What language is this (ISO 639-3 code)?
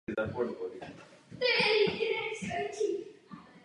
ces